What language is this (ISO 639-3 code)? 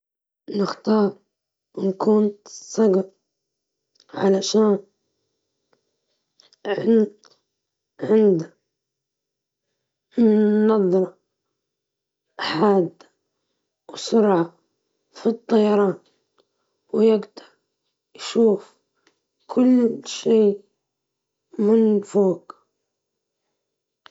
ayl